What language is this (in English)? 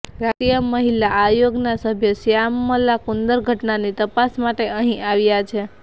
Gujarati